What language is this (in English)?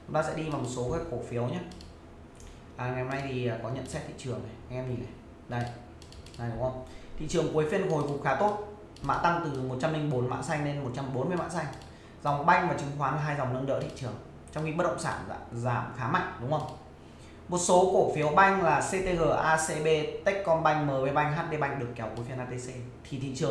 Vietnamese